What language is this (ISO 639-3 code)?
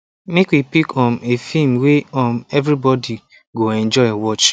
pcm